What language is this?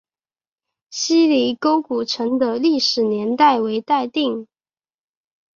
Chinese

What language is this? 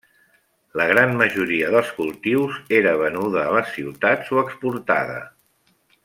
Catalan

